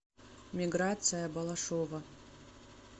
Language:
Russian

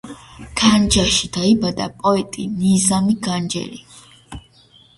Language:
Georgian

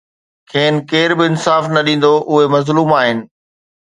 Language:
Sindhi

